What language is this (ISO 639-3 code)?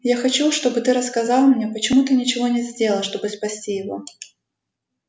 rus